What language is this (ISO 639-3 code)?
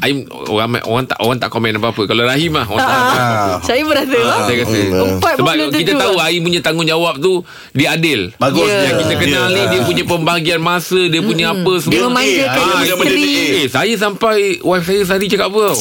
msa